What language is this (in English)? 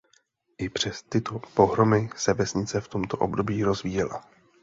Czech